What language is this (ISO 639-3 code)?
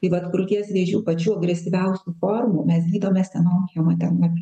lit